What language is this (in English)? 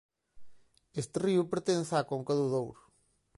Galician